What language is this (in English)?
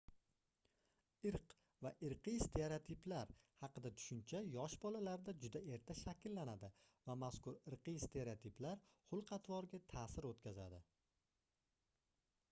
Uzbek